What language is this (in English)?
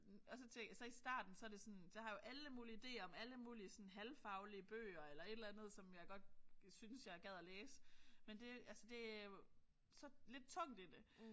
Danish